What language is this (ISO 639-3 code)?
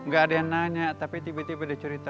ind